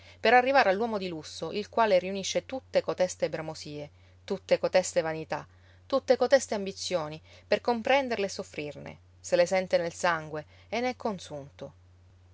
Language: Italian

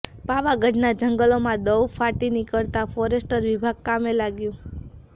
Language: Gujarati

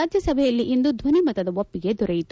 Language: Kannada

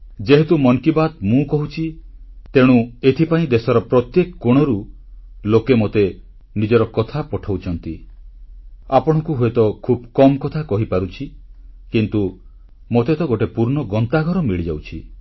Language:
Odia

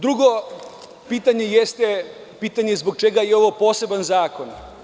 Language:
Serbian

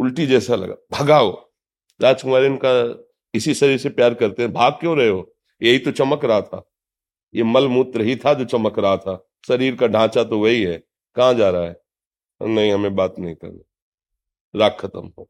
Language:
Hindi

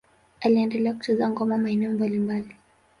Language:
Swahili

